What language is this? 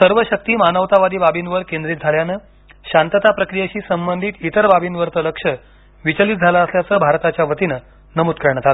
Marathi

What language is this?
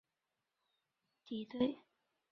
Chinese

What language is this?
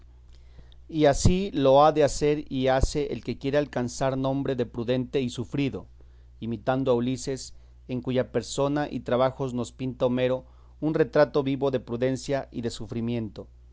Spanish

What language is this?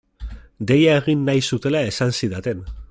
Basque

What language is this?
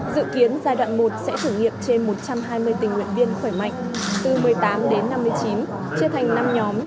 Vietnamese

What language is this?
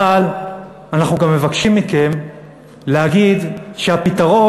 Hebrew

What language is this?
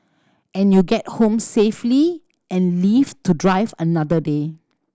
English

